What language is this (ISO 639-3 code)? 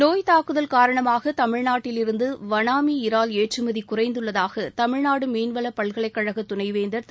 tam